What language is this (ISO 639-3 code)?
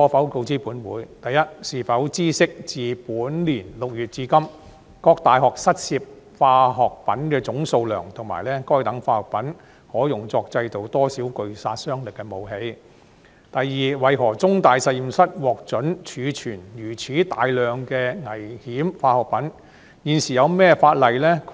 yue